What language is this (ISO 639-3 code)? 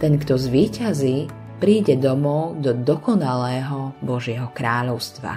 slk